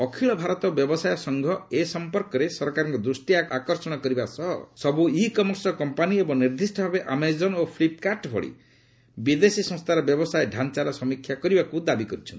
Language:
Odia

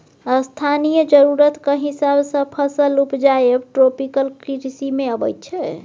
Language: Maithili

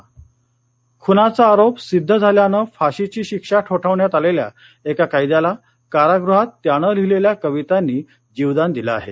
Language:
Marathi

